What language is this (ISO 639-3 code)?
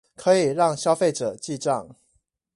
zho